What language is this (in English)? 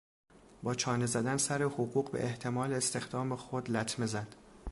Persian